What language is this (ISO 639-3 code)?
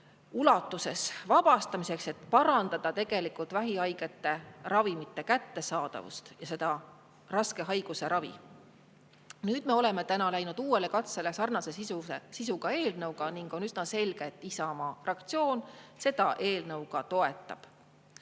est